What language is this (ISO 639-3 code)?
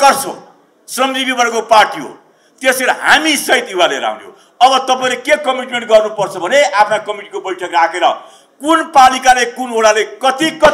ron